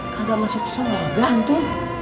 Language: Indonesian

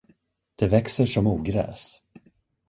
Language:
Swedish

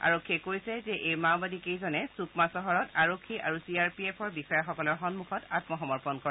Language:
Assamese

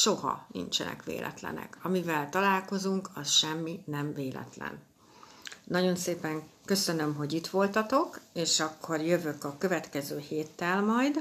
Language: Hungarian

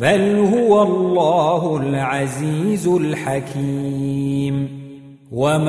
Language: Arabic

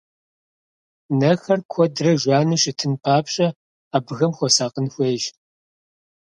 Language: Kabardian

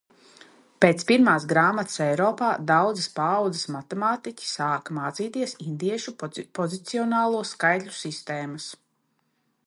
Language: Latvian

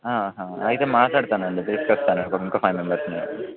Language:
Telugu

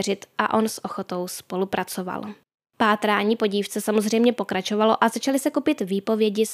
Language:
Czech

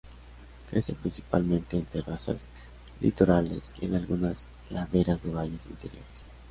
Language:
Spanish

